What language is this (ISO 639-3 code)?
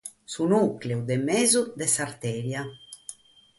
srd